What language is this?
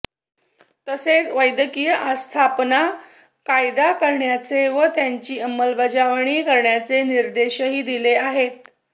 Marathi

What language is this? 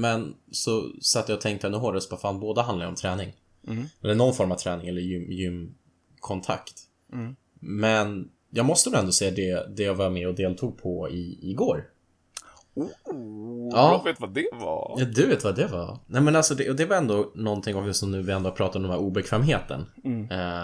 Swedish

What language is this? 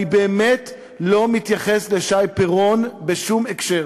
Hebrew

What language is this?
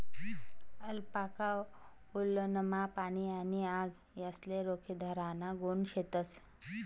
Marathi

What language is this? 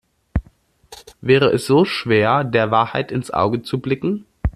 German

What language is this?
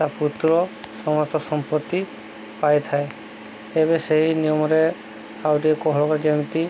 Odia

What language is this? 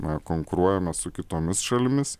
Lithuanian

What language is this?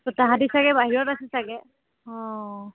Assamese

